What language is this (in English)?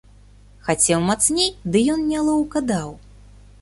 Belarusian